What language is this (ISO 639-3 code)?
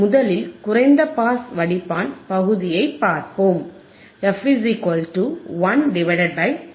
tam